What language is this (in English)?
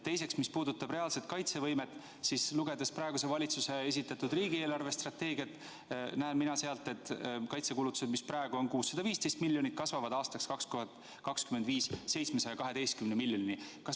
Estonian